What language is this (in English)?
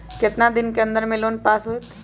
Magahi